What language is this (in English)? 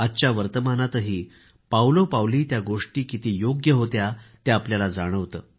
Marathi